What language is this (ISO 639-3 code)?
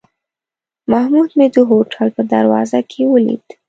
pus